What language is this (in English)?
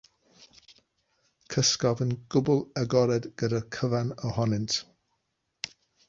Welsh